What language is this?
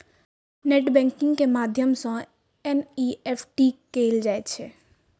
Maithili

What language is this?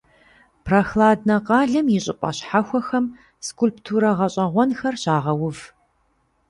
Kabardian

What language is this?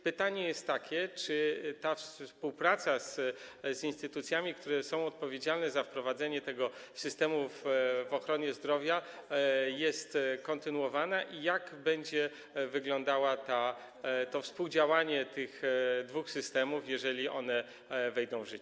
Polish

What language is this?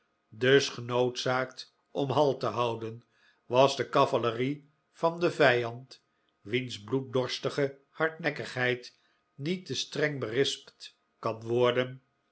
Dutch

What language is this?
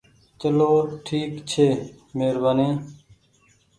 Goaria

